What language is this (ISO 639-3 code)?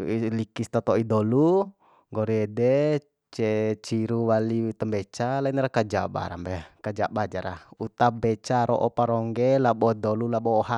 bhp